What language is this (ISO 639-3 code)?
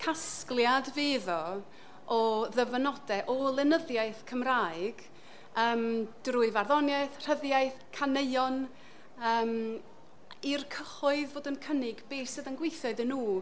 cym